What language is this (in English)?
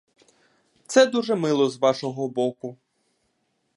Ukrainian